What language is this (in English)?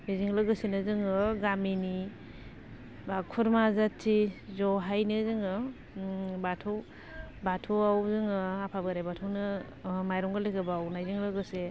Bodo